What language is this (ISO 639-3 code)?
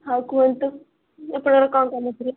ori